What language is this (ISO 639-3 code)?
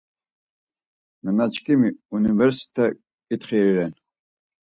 lzz